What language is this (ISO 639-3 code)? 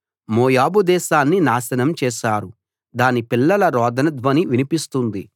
tel